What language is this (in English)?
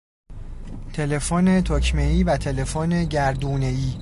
Persian